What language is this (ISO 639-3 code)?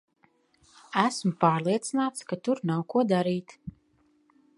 lav